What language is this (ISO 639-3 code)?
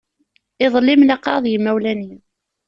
kab